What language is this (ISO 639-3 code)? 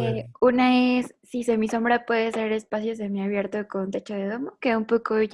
spa